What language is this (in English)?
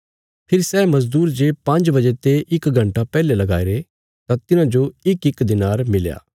Bilaspuri